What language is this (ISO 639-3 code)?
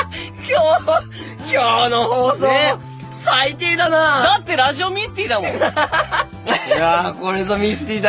jpn